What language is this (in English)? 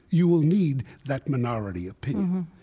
English